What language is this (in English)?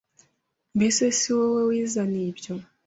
Kinyarwanda